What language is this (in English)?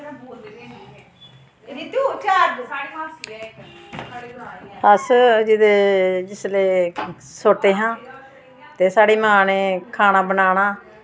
Dogri